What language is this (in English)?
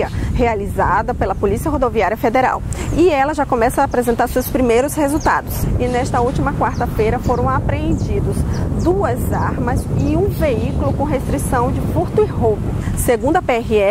Portuguese